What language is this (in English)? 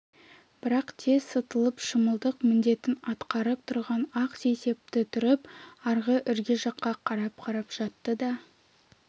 Kazakh